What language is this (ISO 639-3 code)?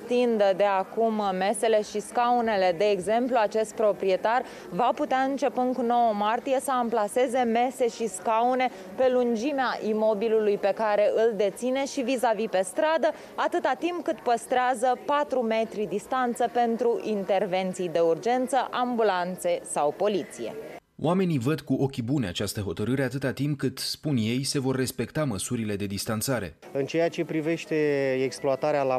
ron